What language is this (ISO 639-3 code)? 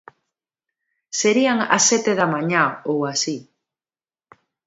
glg